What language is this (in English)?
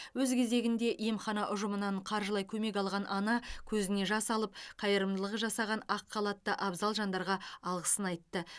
Kazakh